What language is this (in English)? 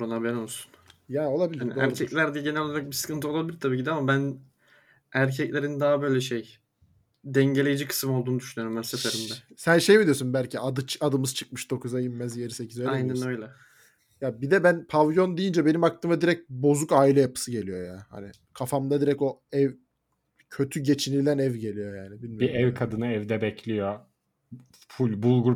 Turkish